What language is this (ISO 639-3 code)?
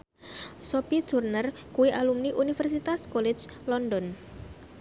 jav